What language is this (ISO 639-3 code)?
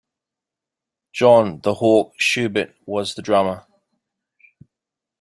eng